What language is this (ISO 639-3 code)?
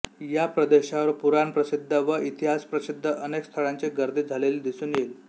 mar